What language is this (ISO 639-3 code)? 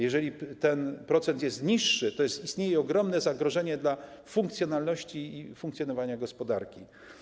pol